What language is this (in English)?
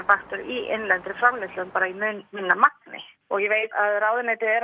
Icelandic